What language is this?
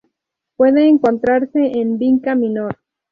Spanish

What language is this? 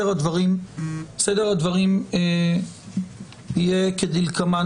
Hebrew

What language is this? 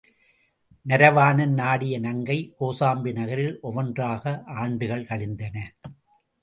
Tamil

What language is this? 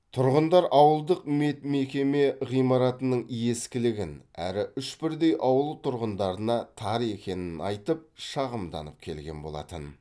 Kazakh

